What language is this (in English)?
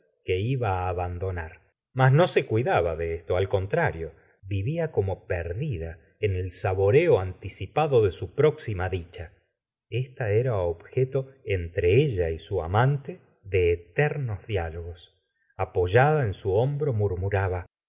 Spanish